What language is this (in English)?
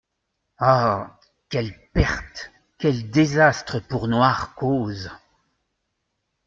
French